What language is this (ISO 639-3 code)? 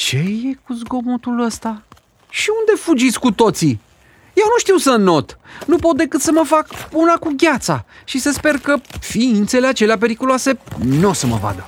ron